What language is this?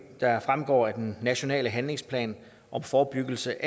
Danish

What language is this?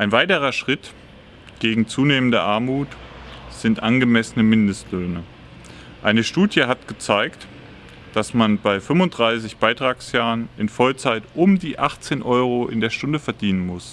German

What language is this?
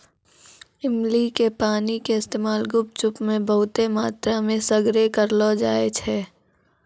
Maithili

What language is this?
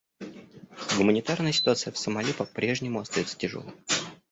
Russian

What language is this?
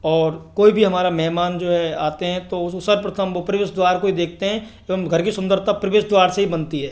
Hindi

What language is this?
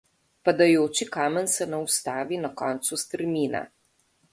Slovenian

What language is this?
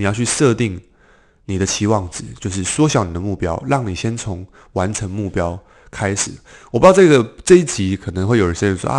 Chinese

